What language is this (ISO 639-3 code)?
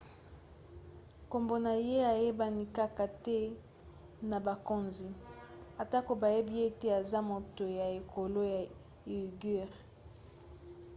lin